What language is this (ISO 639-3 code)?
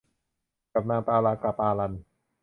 tha